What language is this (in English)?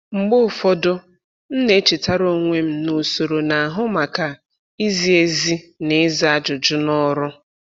Igbo